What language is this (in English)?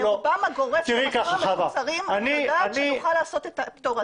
Hebrew